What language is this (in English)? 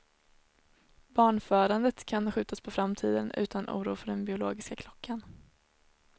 Swedish